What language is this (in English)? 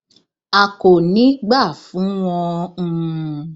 Yoruba